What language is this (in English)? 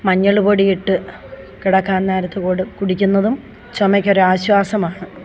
Malayalam